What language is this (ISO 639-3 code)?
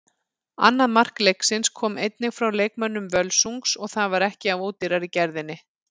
isl